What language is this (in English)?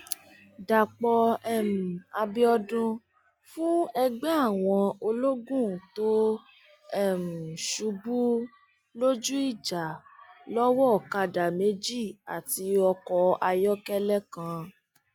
Yoruba